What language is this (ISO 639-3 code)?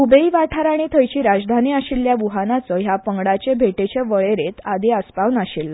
kok